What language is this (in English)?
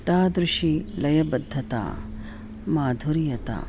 Sanskrit